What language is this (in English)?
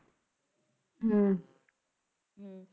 Punjabi